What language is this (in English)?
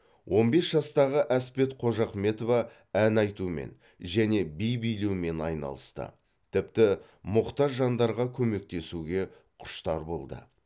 Kazakh